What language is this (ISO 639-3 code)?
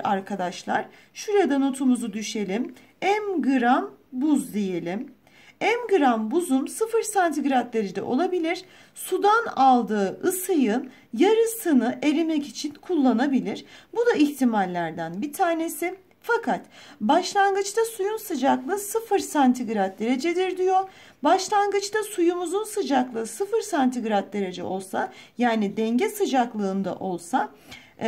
tur